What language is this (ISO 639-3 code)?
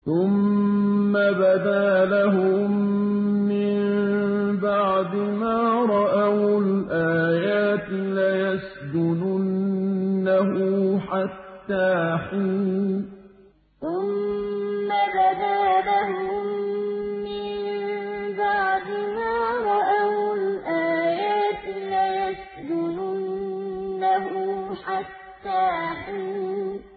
ara